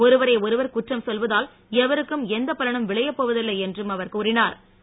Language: Tamil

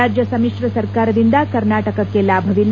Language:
Kannada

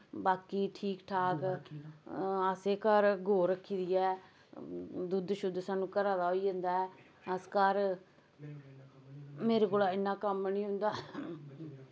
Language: Dogri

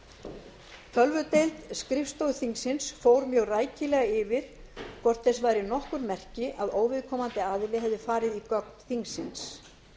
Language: Icelandic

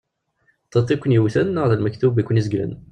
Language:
Kabyle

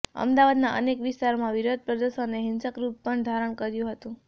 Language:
Gujarati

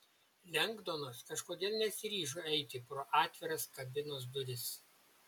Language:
Lithuanian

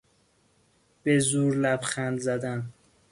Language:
Persian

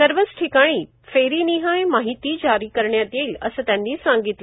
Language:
Marathi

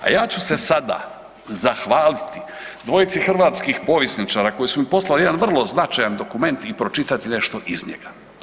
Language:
Croatian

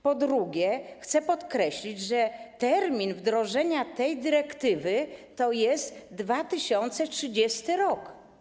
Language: Polish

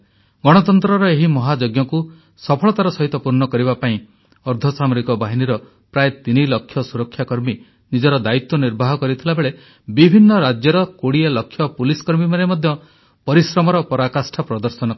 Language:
Odia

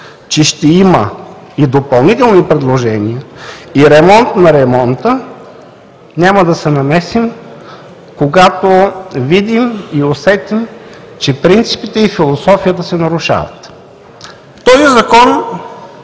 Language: Bulgarian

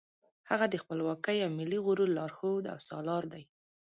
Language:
Pashto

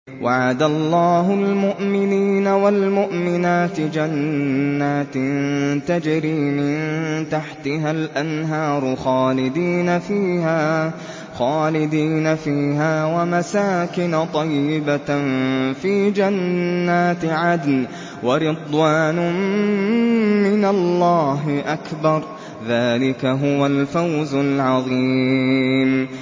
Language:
Arabic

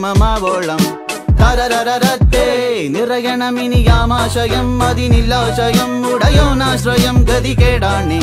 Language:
Arabic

